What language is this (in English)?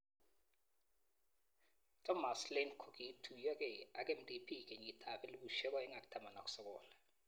Kalenjin